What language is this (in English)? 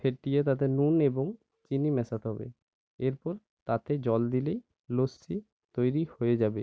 Bangla